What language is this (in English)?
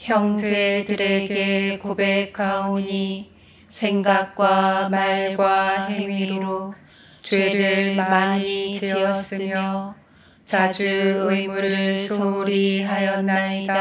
Korean